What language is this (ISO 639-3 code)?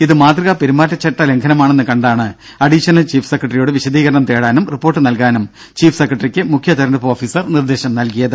mal